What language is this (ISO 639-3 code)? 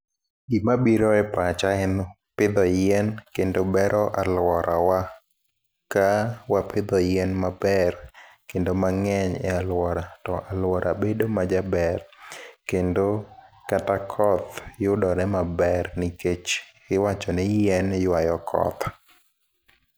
luo